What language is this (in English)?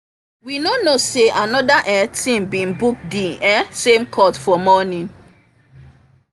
Nigerian Pidgin